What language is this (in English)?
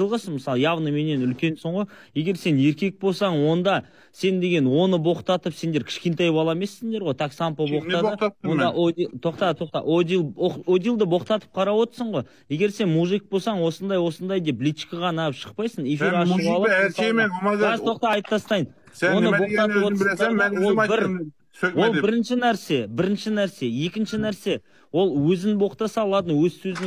Turkish